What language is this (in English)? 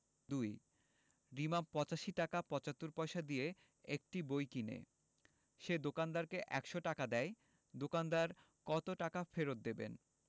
Bangla